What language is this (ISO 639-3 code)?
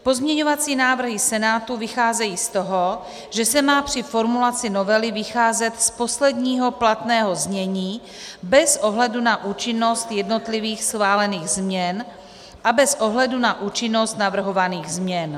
ces